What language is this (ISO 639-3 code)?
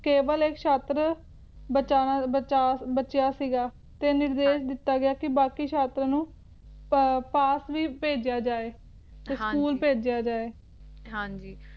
pan